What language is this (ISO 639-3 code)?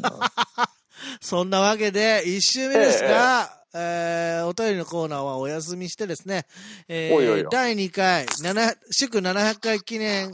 jpn